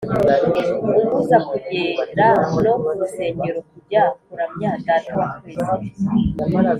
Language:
Kinyarwanda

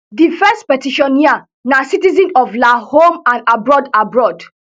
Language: Nigerian Pidgin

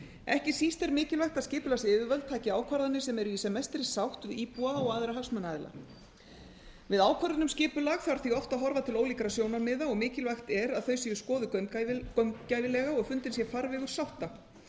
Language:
Icelandic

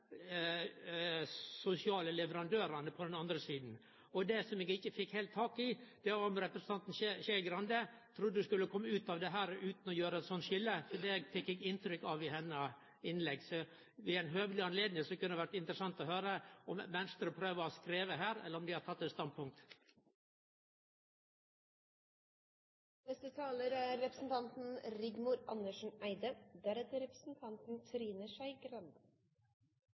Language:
Norwegian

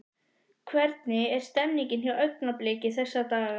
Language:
Icelandic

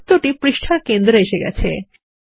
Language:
Bangla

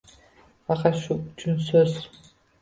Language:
Uzbek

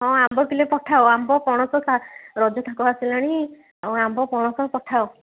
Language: Odia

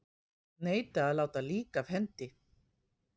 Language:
Icelandic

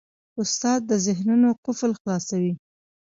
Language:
Pashto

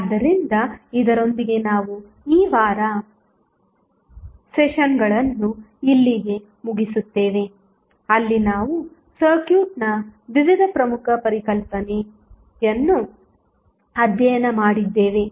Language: Kannada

